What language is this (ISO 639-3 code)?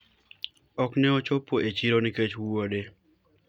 luo